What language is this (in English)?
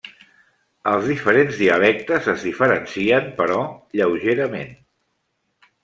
Catalan